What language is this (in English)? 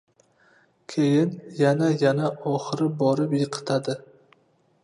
Uzbek